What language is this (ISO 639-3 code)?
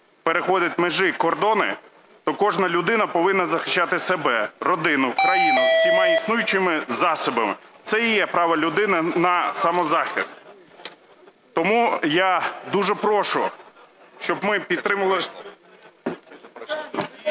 ukr